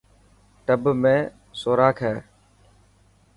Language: Dhatki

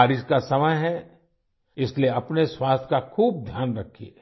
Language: Hindi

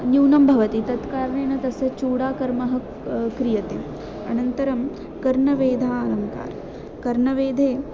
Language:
Sanskrit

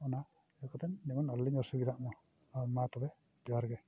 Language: Santali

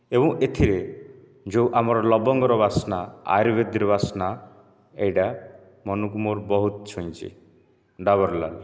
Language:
Odia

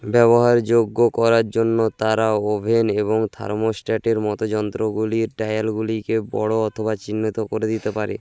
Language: Bangla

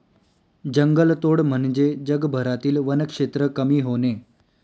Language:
Marathi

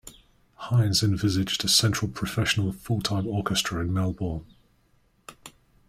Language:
English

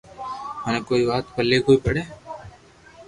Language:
Loarki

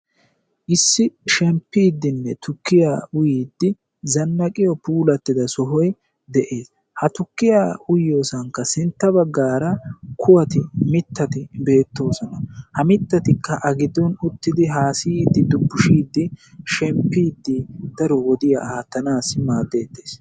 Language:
Wolaytta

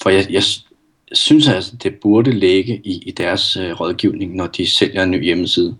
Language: Danish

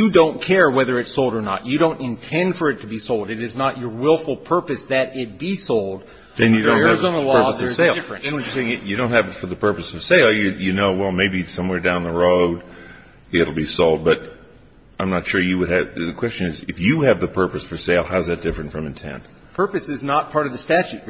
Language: English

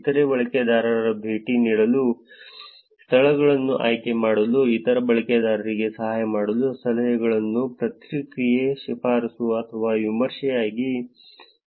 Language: Kannada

